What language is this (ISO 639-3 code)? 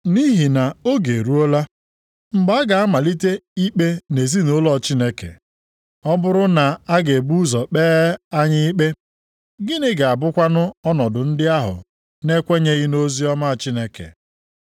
ibo